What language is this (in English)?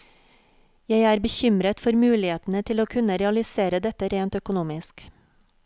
Norwegian